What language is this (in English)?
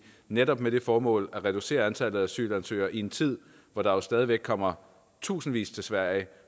Danish